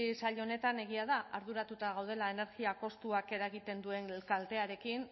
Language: Basque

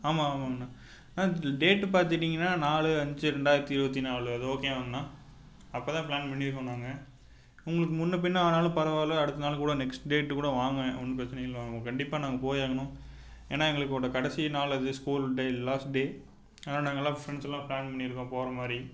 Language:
Tamil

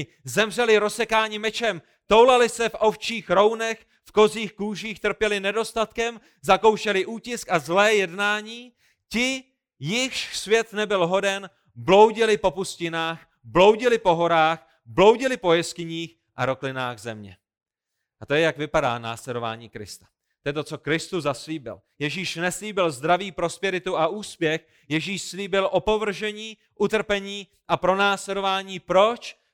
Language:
Czech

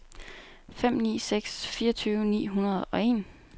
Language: Danish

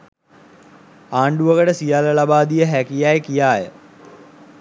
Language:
Sinhala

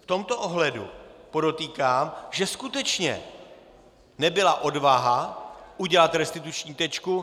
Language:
Czech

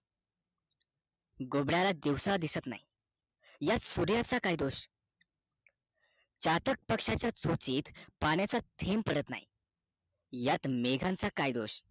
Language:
Marathi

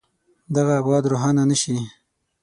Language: Pashto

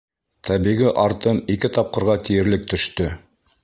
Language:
Bashkir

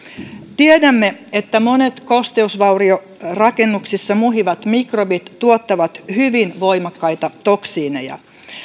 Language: Finnish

